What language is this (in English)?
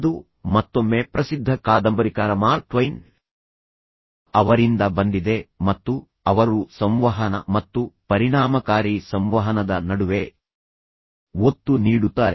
Kannada